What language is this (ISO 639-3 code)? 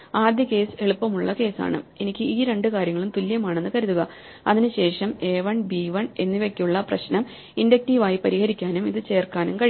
mal